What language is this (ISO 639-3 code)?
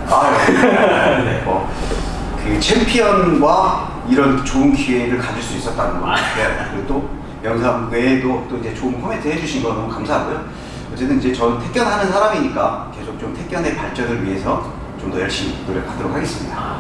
kor